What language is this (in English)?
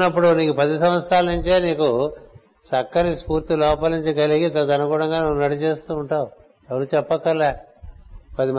Telugu